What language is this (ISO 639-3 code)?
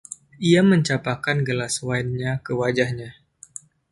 ind